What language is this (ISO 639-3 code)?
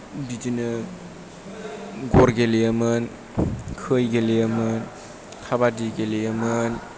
brx